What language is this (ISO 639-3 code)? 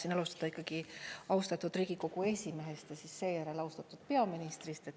est